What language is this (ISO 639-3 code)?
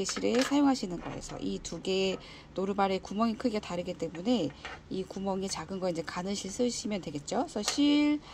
kor